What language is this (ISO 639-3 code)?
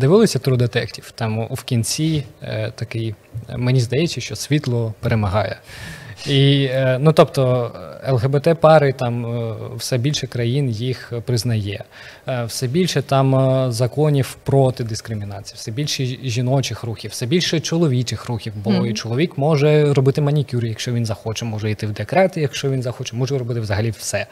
ukr